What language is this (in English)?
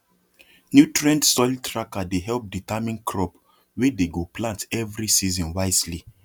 Nigerian Pidgin